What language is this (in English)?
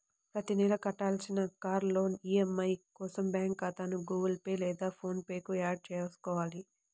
Telugu